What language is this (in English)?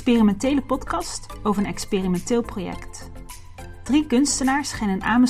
Dutch